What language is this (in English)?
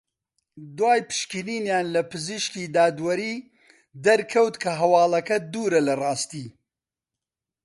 Central Kurdish